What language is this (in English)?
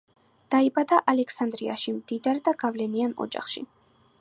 Georgian